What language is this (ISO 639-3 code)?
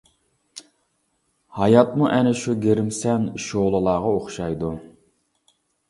uig